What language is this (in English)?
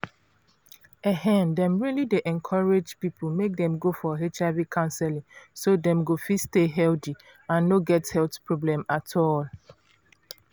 Nigerian Pidgin